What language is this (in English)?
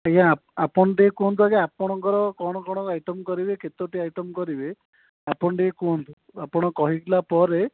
Odia